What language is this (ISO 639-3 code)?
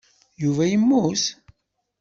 kab